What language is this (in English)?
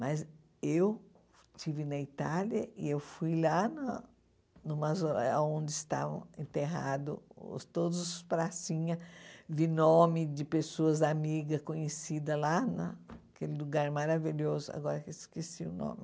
Portuguese